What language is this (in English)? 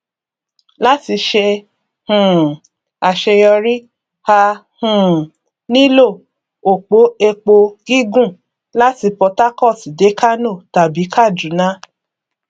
Yoruba